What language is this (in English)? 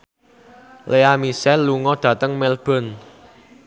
Javanese